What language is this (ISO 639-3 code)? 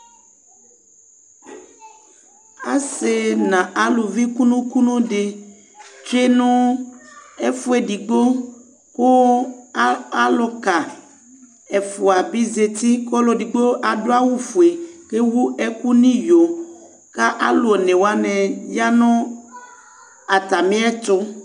kpo